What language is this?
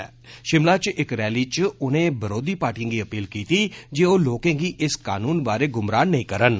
Dogri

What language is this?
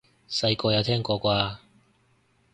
Cantonese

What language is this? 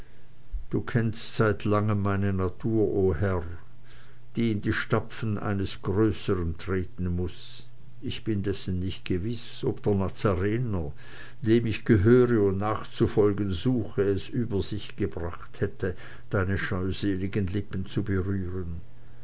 German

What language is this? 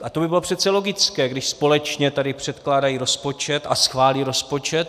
Czech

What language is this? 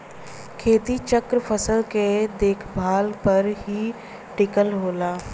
Bhojpuri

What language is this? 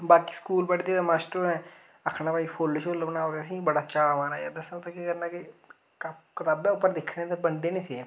Dogri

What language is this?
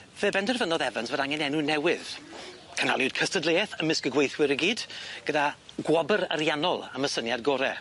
Welsh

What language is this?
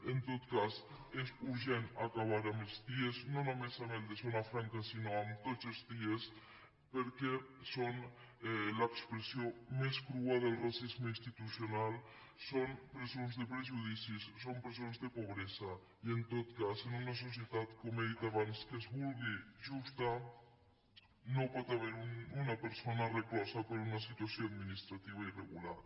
Catalan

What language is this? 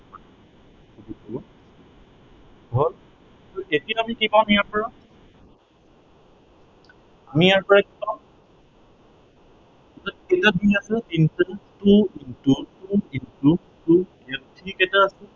Assamese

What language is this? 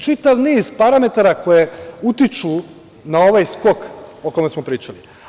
Serbian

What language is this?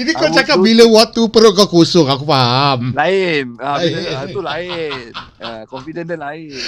Malay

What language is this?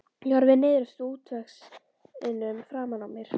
Icelandic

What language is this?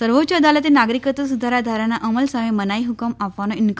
Gujarati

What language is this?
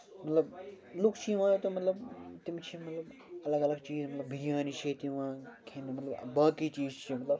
Kashmiri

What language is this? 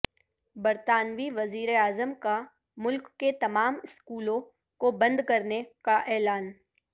Urdu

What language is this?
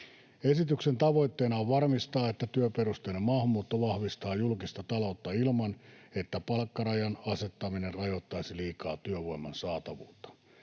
Finnish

